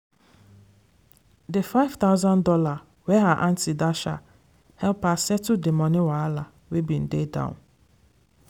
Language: Nigerian Pidgin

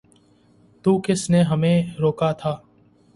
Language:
Urdu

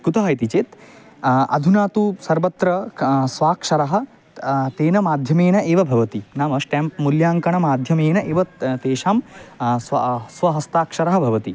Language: Sanskrit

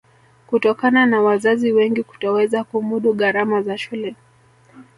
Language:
Swahili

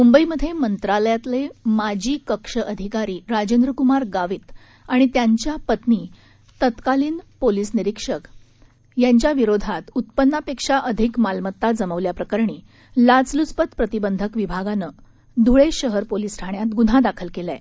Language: Marathi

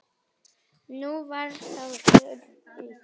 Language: Icelandic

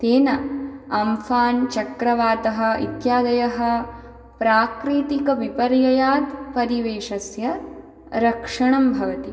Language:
Sanskrit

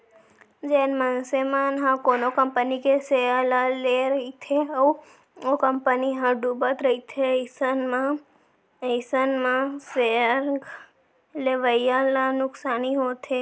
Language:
Chhattisgarhi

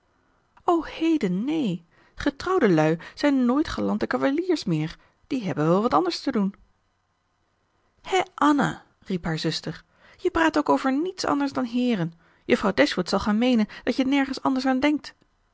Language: Dutch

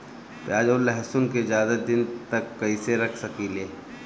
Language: Bhojpuri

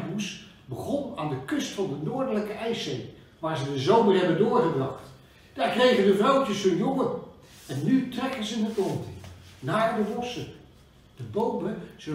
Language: Dutch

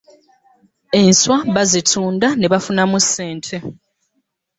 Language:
Ganda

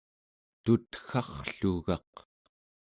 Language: Central Yupik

